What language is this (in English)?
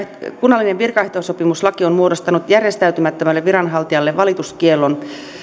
Finnish